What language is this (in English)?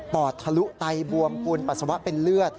Thai